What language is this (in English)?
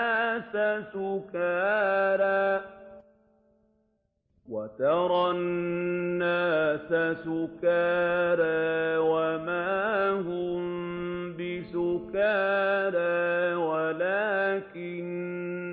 Arabic